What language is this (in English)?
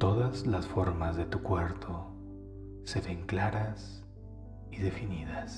Spanish